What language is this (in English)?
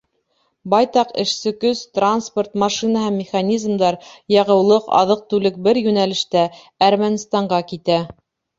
Bashkir